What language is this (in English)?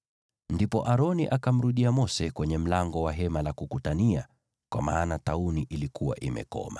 Swahili